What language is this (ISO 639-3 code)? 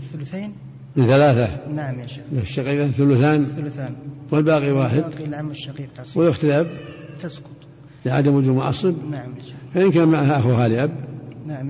ara